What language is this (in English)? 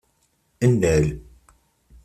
Kabyle